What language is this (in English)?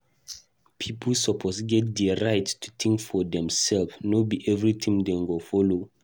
Nigerian Pidgin